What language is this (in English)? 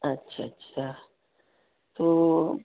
Urdu